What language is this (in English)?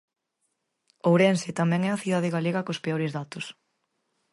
Galician